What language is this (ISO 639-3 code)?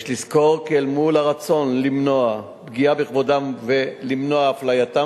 heb